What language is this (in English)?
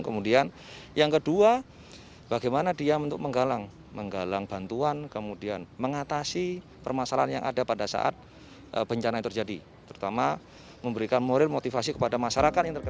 Indonesian